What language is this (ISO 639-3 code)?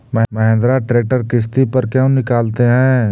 mag